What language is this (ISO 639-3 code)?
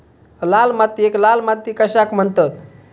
mar